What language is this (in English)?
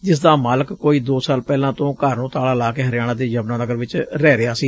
Punjabi